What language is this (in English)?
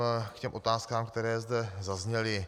Czech